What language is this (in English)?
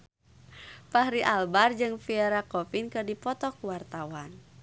Sundanese